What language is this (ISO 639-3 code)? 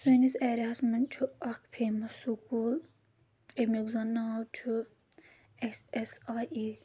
kas